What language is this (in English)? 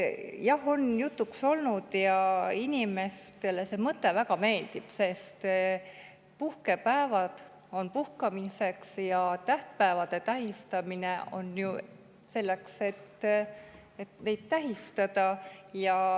Estonian